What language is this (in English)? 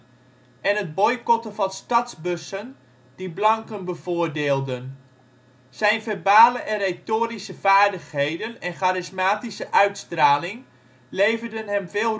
Dutch